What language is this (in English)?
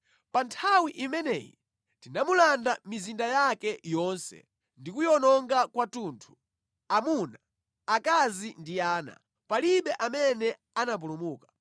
Nyanja